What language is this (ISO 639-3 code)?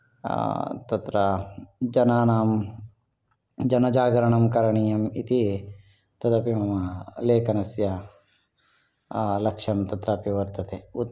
san